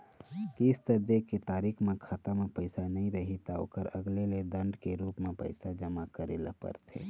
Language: Chhattisgarhi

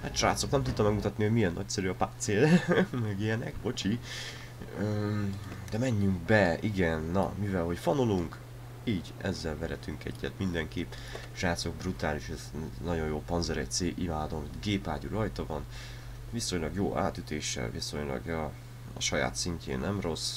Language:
Hungarian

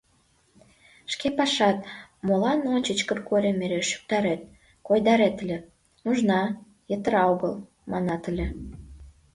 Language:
Mari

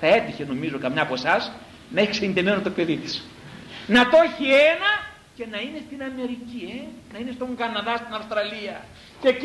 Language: Greek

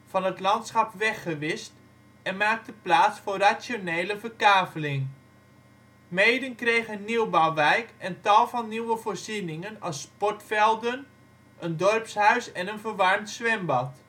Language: Dutch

